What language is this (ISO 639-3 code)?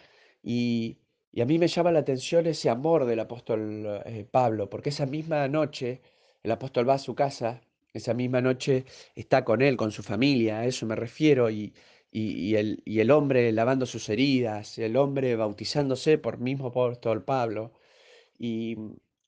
spa